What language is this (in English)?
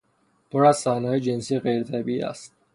Persian